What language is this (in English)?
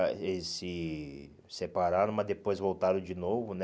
Portuguese